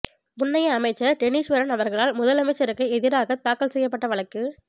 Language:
Tamil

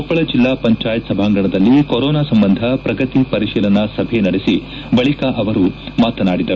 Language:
Kannada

